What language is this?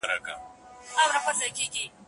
Pashto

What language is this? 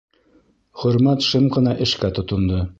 Bashkir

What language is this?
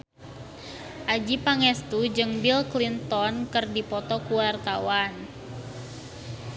Sundanese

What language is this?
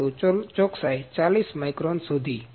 Gujarati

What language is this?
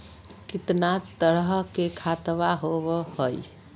Magahi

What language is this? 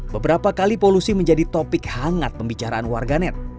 Indonesian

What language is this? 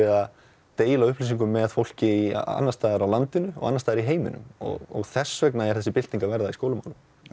Icelandic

